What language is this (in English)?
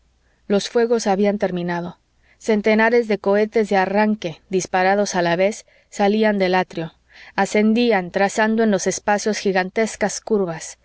Spanish